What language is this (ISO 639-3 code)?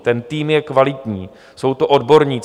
ces